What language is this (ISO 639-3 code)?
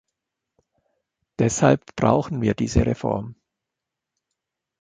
deu